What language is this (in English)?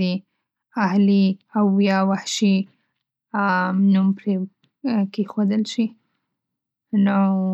Pashto